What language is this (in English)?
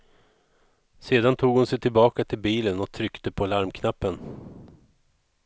Swedish